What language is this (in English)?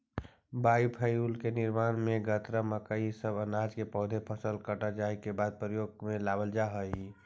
Magahi